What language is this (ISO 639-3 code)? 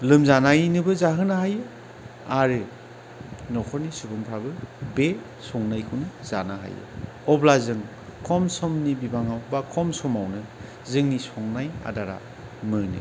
brx